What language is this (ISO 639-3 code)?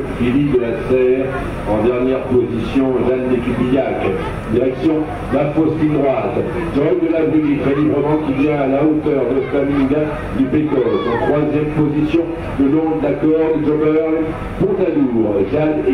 fra